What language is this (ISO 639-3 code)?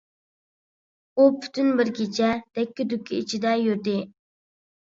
uig